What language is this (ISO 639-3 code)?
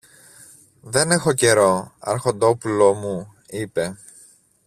ell